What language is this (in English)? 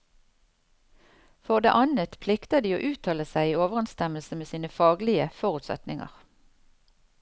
Norwegian